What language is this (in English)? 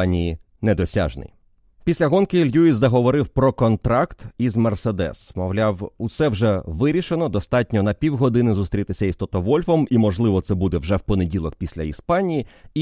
Ukrainian